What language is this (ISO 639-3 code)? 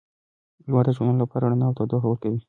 pus